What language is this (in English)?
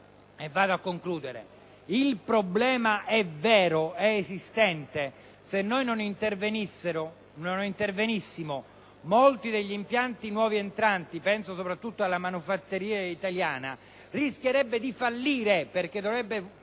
Italian